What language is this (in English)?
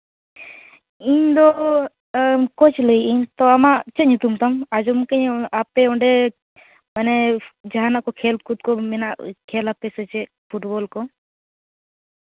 Santali